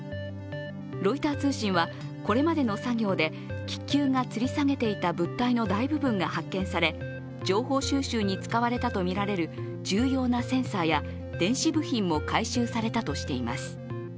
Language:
Japanese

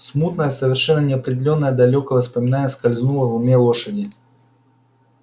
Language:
Russian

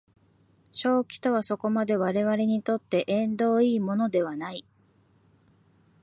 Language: Japanese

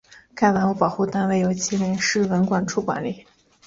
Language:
Chinese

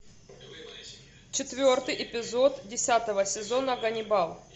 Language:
Russian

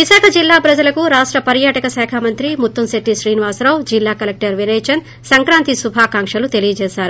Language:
Telugu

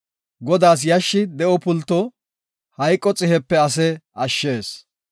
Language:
Gofa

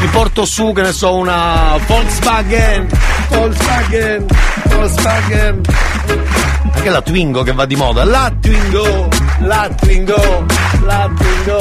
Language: Italian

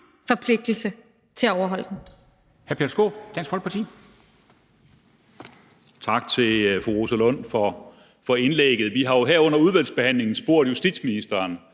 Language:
Danish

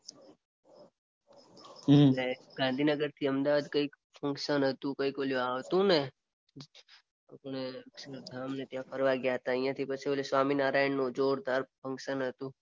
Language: Gujarati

